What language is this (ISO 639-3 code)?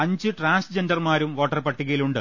mal